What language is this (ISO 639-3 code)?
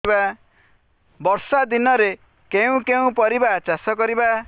ori